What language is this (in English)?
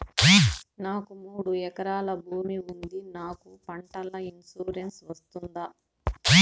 Telugu